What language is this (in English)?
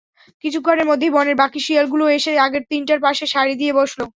Bangla